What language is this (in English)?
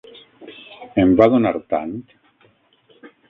Catalan